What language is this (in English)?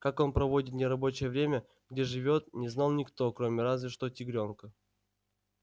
Russian